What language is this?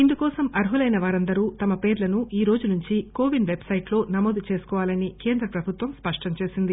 Telugu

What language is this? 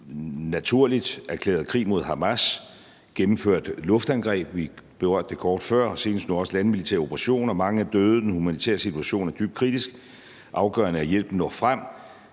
Danish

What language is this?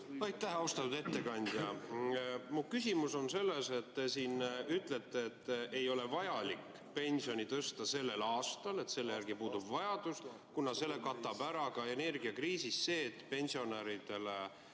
Estonian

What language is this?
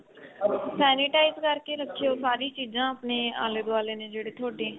Punjabi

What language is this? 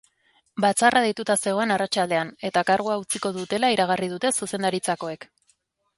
Basque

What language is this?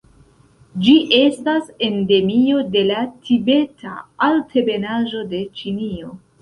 Esperanto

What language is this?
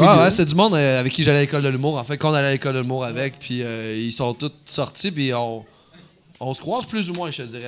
French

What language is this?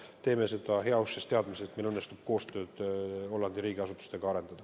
Estonian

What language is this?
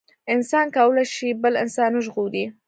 Pashto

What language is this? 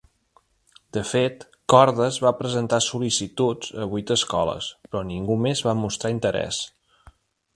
Catalan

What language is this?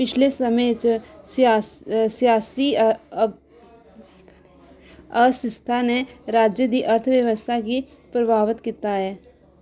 Dogri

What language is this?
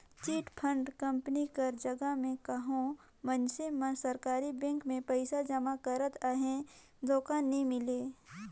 Chhattisgarhi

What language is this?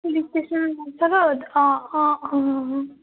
Assamese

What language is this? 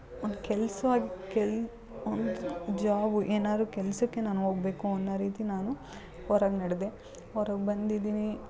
Kannada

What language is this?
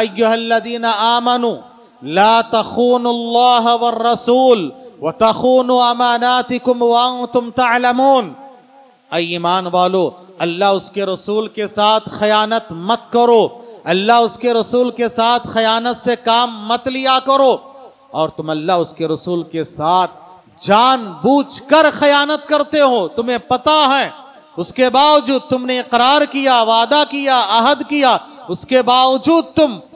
Arabic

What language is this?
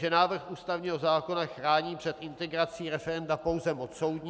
Czech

